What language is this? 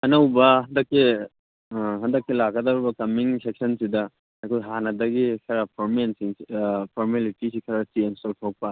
Manipuri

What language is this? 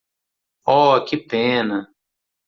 Portuguese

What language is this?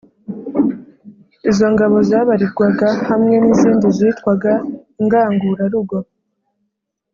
Kinyarwanda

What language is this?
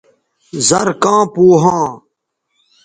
Bateri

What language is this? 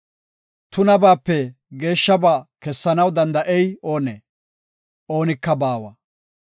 Gofa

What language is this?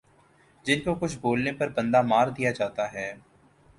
Urdu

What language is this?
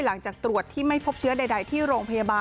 Thai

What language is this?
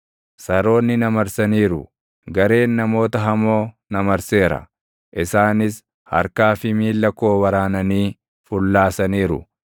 Oromo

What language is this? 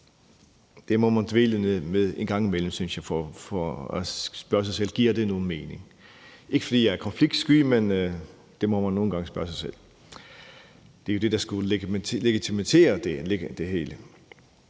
Danish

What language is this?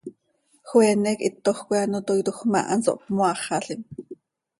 Seri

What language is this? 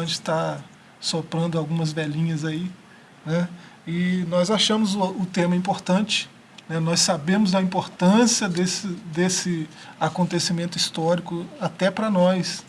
Portuguese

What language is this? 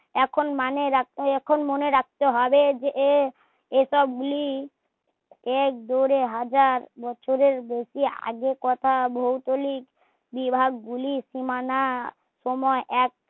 Bangla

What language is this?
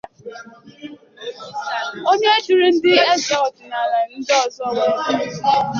Igbo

